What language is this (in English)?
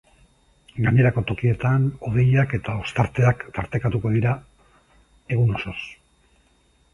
Basque